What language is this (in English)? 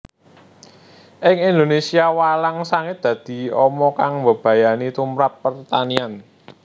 Javanese